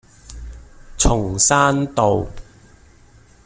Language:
Cantonese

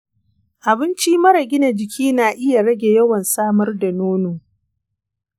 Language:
Hausa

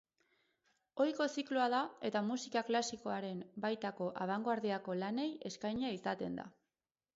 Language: Basque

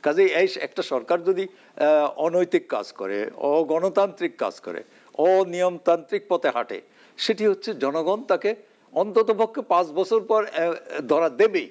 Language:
Bangla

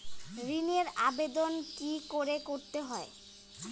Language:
Bangla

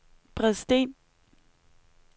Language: Danish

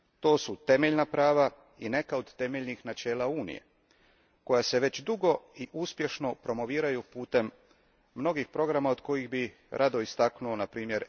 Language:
Croatian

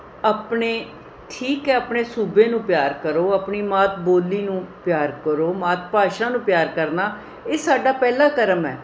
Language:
Punjabi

